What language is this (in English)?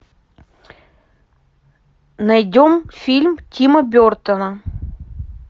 Russian